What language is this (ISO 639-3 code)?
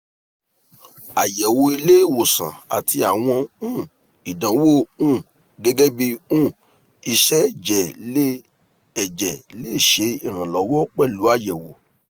yor